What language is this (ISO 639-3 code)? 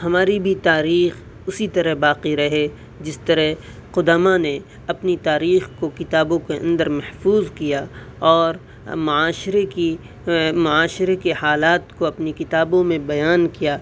urd